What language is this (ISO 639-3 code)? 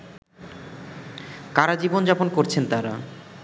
ben